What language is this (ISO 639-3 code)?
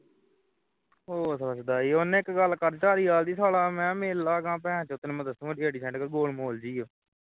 pan